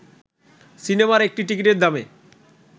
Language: Bangla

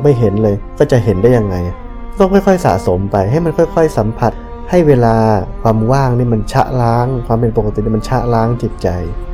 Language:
Thai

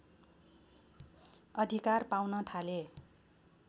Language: Nepali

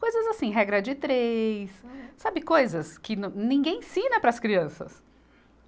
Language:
Portuguese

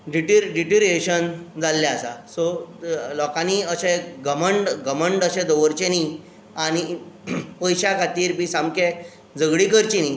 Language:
Konkani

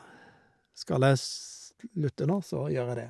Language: Norwegian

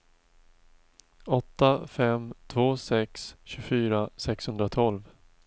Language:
Swedish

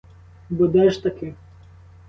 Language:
Ukrainian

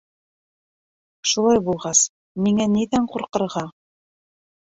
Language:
Bashkir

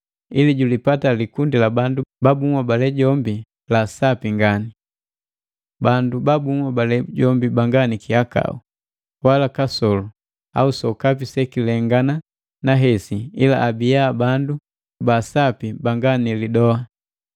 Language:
Matengo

